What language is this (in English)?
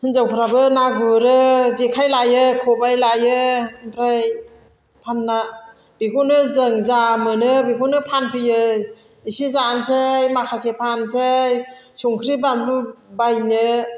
Bodo